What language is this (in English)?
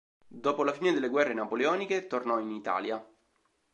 Italian